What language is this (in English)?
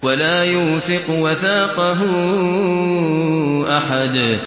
Arabic